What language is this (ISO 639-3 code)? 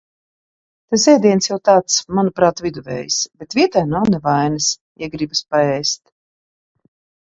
lav